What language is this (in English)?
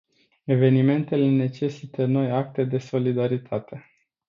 Romanian